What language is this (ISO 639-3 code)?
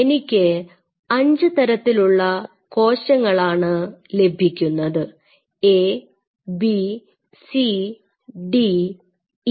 mal